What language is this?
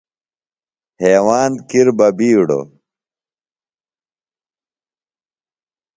Phalura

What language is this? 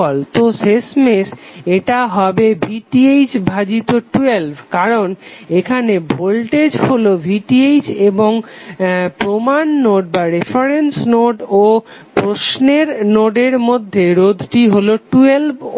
Bangla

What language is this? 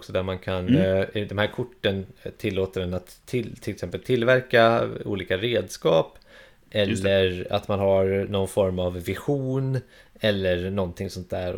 Swedish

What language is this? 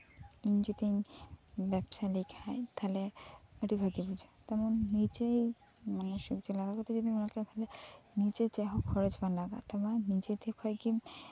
Santali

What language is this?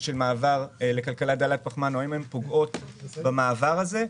Hebrew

